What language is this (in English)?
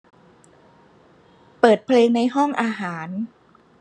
Thai